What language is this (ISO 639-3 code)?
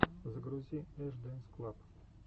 rus